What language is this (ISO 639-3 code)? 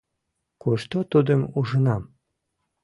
chm